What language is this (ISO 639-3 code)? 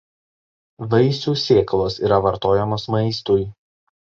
lit